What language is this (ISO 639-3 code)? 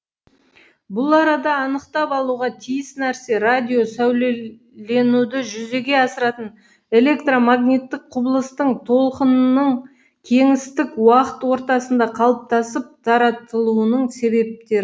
kaz